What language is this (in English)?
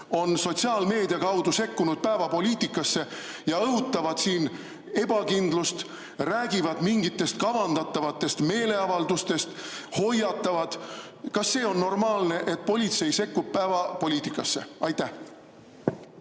Estonian